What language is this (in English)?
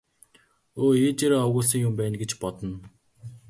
Mongolian